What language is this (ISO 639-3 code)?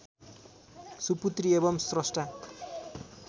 nep